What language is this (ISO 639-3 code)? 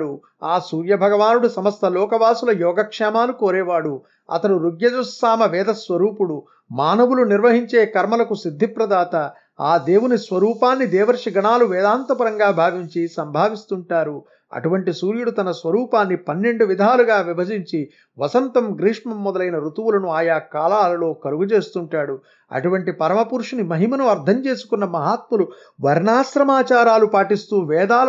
tel